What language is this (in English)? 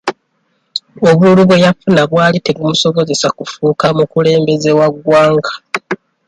Ganda